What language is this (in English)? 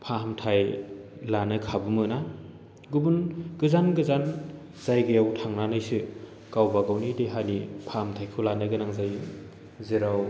Bodo